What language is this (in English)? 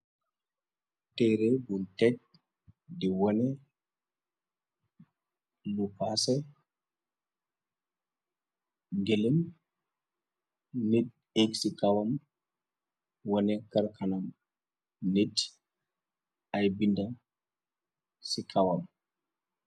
Wolof